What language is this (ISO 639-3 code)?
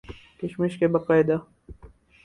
urd